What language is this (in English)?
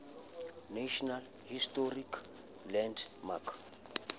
Southern Sotho